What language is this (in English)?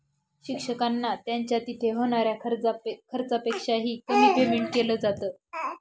Marathi